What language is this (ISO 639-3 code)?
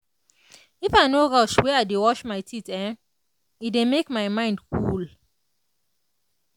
pcm